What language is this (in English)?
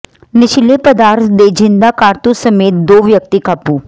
Punjabi